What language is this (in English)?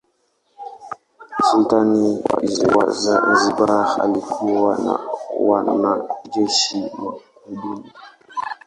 Swahili